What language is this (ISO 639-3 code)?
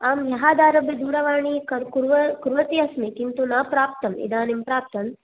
san